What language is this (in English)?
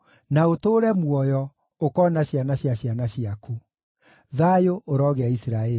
Kikuyu